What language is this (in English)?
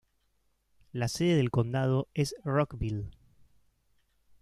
Spanish